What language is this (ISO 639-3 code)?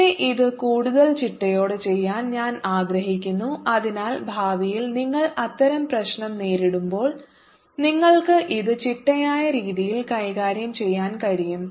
mal